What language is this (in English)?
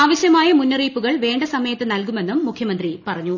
Malayalam